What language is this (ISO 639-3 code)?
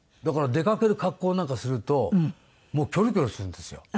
jpn